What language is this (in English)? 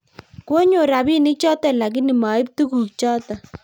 Kalenjin